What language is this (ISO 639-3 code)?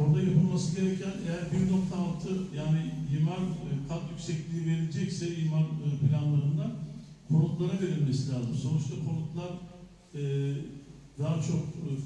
tur